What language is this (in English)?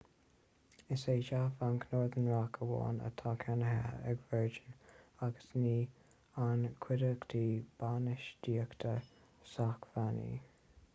Irish